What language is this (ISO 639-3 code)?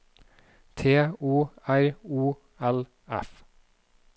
nor